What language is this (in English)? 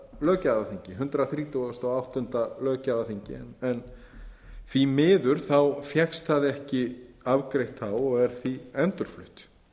Icelandic